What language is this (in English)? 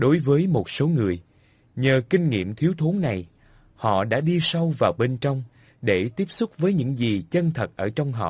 Vietnamese